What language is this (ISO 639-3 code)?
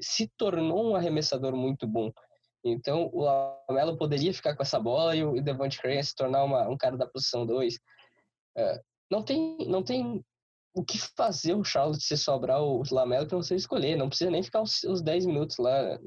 por